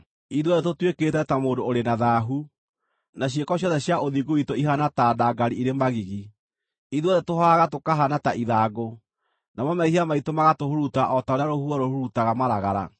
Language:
Kikuyu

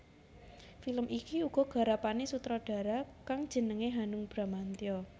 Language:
Javanese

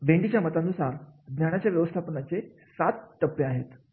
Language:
Marathi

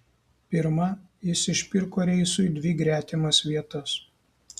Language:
Lithuanian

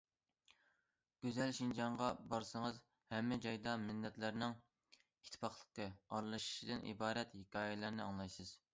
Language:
Uyghur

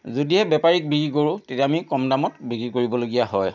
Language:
Assamese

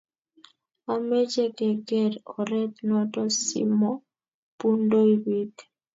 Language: Kalenjin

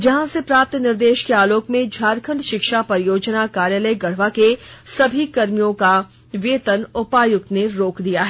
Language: Hindi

